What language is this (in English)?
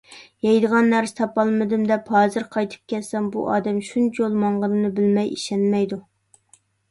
Uyghur